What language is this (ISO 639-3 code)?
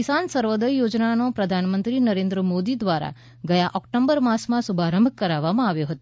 guj